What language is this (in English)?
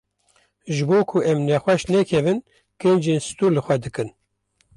Kurdish